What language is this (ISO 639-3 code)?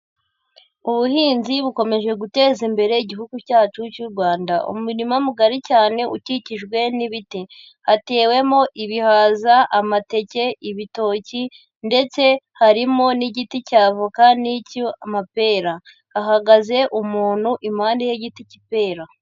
kin